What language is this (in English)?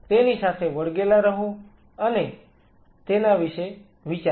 Gujarati